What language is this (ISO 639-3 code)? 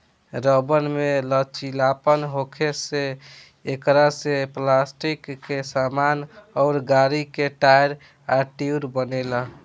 bho